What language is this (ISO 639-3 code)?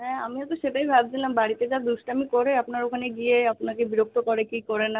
ben